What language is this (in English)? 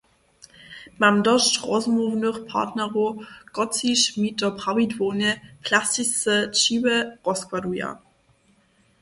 Upper Sorbian